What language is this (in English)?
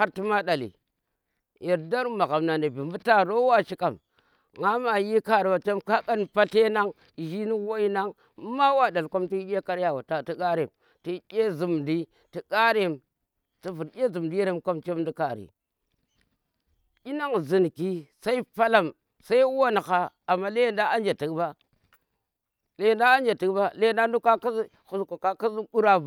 Tera